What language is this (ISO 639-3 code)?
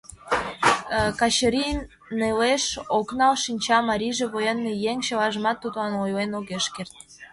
chm